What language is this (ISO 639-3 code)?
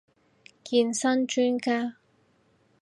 yue